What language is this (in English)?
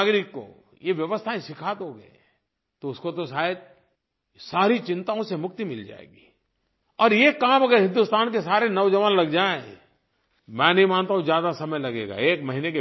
Hindi